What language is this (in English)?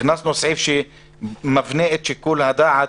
Hebrew